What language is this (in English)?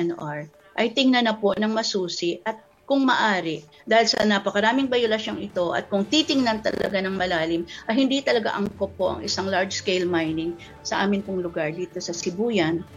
Filipino